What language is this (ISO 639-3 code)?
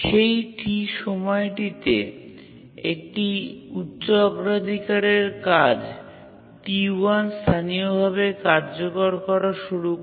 ben